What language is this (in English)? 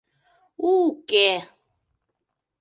Mari